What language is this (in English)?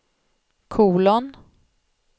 Swedish